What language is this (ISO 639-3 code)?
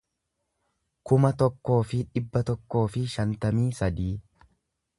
orm